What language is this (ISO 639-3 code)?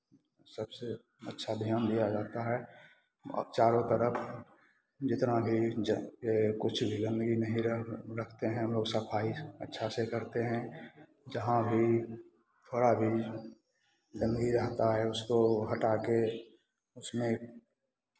hin